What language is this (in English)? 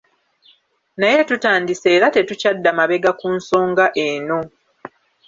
Ganda